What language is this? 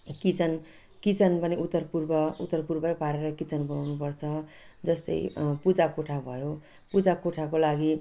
Nepali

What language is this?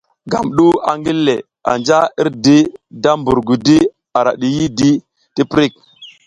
South Giziga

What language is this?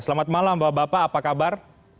Indonesian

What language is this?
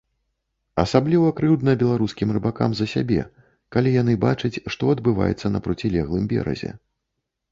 Belarusian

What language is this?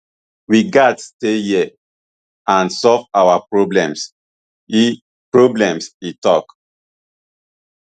Nigerian Pidgin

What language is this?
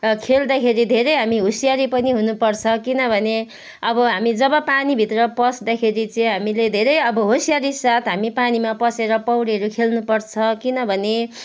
Nepali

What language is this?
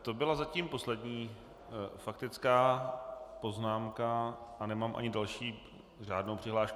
Czech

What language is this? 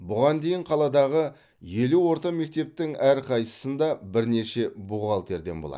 Kazakh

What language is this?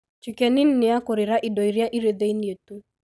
Kikuyu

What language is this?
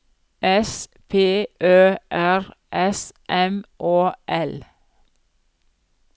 Norwegian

